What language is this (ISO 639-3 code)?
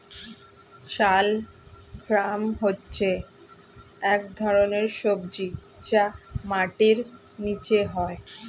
ben